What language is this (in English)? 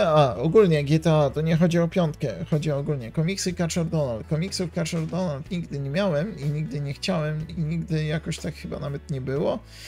Polish